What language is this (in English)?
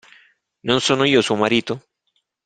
Italian